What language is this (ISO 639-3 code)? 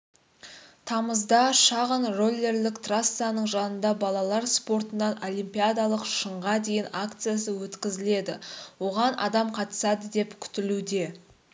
kaz